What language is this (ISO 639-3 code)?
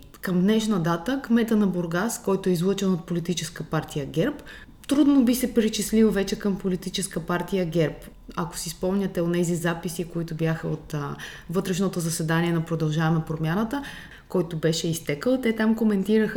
bul